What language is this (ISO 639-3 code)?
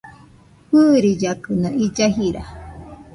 hux